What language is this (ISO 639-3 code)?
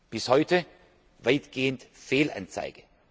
deu